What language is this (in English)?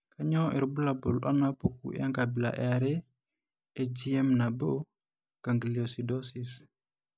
Masai